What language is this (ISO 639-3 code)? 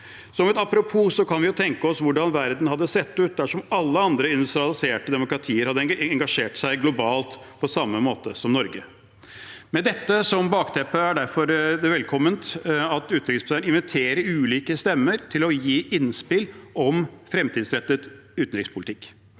nor